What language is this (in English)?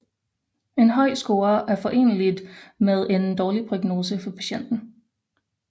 Danish